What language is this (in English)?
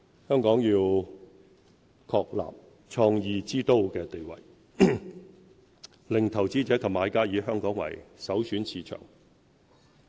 Cantonese